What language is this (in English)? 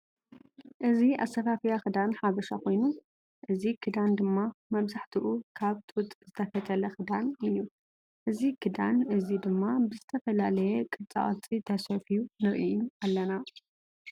Tigrinya